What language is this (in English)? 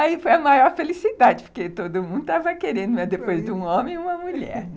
Portuguese